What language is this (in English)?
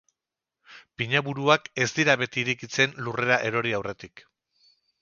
Basque